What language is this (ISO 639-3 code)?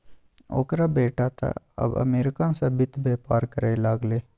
mai